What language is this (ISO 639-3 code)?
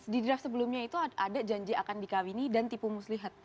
ind